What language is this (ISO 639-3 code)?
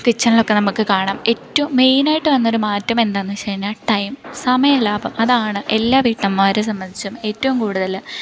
mal